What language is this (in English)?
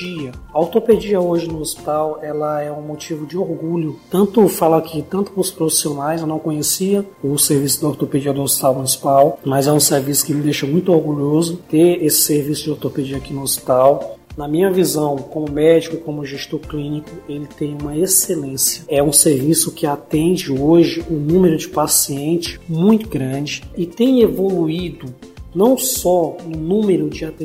Portuguese